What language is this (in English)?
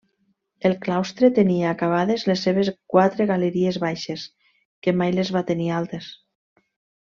Catalan